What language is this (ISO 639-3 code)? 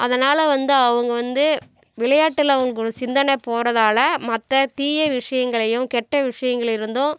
tam